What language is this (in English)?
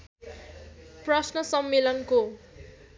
Nepali